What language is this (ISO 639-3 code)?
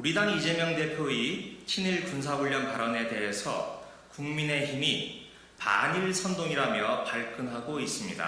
kor